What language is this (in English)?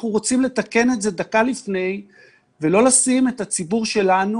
Hebrew